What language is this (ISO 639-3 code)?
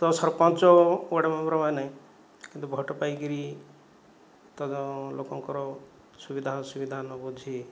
ori